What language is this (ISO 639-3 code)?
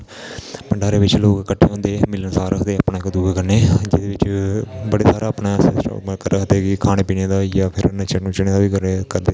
doi